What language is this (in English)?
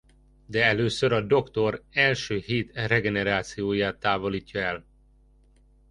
Hungarian